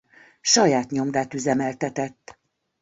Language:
Hungarian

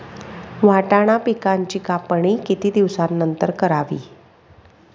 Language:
Marathi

